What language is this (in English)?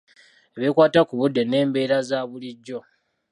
Ganda